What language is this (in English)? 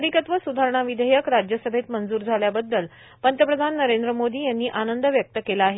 Marathi